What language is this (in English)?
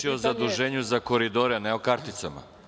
Serbian